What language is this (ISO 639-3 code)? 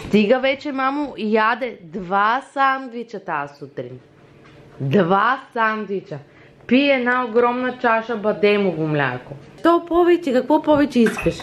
bul